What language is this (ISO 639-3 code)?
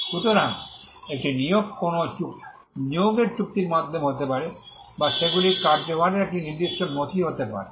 ben